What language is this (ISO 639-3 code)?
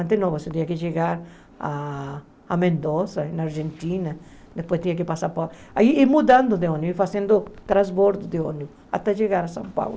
por